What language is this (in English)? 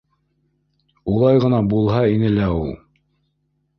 Bashkir